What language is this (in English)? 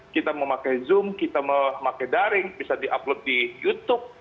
Indonesian